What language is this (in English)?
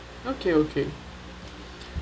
English